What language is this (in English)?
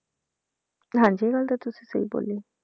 Punjabi